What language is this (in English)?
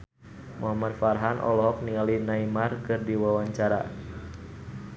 Sundanese